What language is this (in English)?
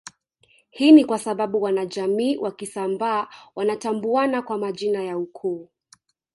Swahili